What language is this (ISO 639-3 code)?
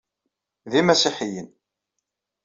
kab